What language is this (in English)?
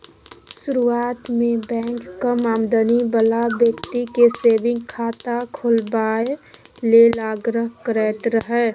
Maithili